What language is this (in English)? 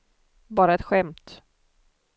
Swedish